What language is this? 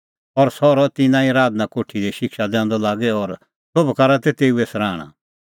Kullu Pahari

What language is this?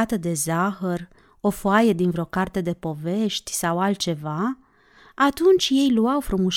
Romanian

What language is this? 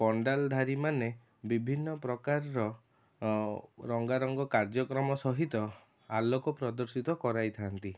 Odia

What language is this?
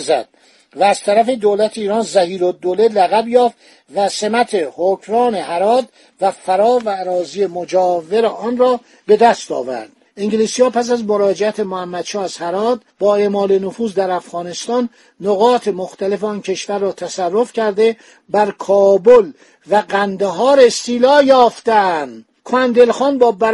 Persian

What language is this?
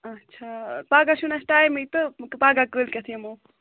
Kashmiri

